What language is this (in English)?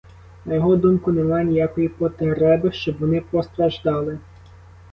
Ukrainian